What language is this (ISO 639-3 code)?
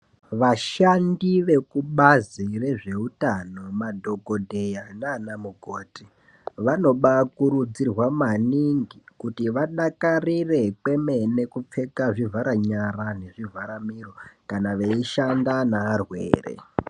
ndc